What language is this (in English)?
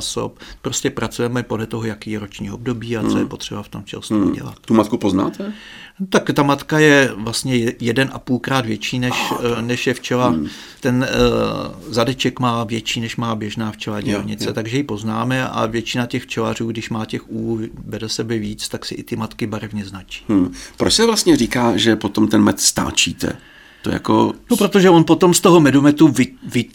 Czech